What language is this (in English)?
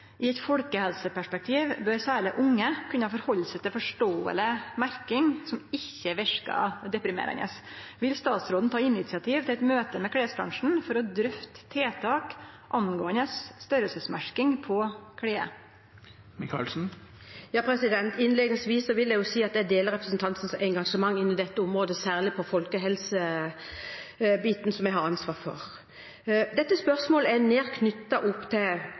Norwegian